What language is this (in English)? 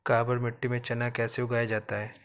Hindi